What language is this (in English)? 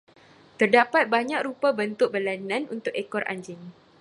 Malay